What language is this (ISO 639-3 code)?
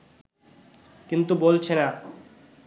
ben